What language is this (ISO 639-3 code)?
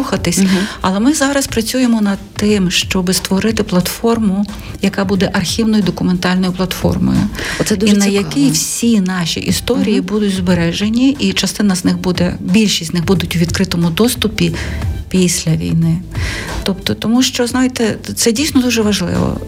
ukr